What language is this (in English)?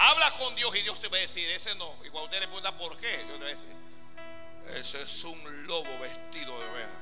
Spanish